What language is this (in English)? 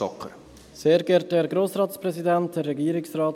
Swiss German